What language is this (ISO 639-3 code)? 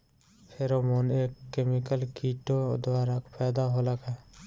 bho